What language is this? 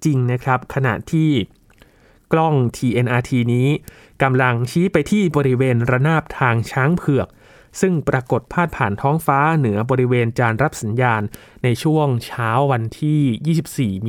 Thai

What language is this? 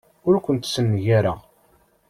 Kabyle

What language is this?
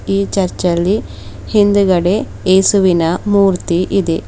Kannada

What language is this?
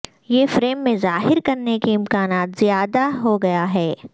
Urdu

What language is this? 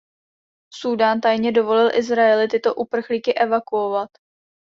Czech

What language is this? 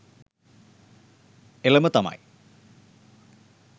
Sinhala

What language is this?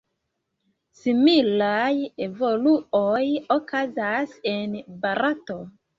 Esperanto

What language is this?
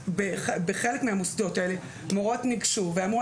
Hebrew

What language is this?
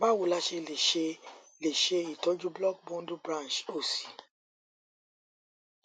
Yoruba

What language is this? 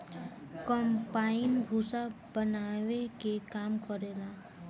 Bhojpuri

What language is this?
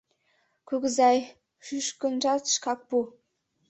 Mari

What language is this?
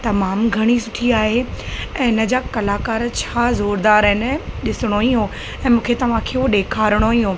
Sindhi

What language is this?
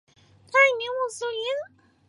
Chinese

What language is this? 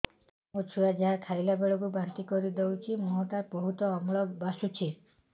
Odia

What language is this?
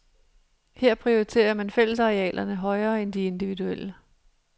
Danish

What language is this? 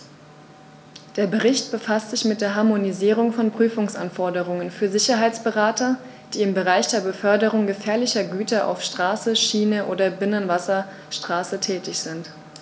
German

